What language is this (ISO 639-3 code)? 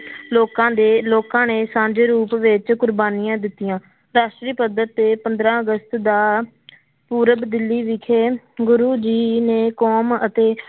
pan